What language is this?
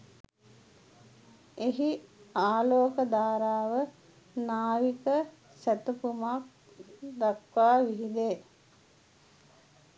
Sinhala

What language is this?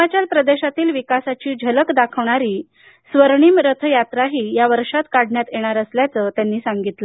Marathi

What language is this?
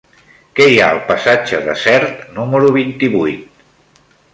Catalan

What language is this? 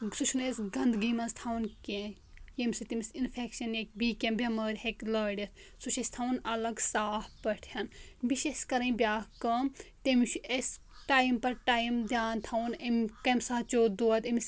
Kashmiri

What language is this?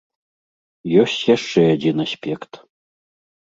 Belarusian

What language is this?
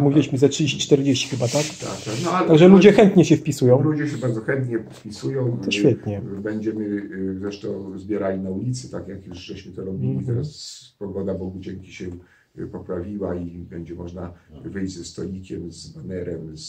Polish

